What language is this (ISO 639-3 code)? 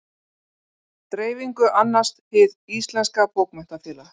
isl